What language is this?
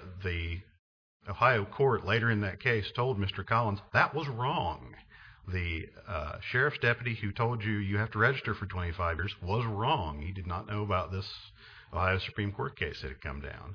English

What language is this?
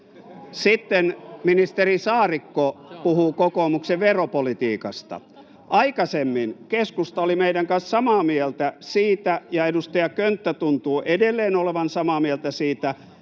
Finnish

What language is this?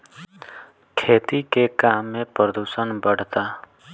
Bhojpuri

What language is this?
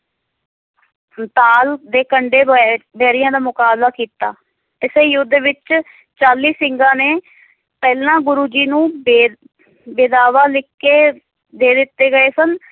Punjabi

